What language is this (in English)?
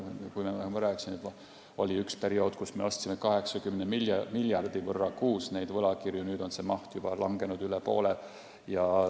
Estonian